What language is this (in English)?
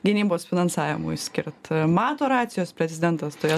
Lithuanian